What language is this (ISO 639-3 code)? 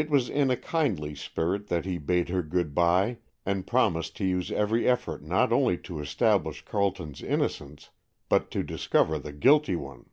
eng